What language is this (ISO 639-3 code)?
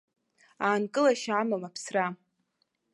abk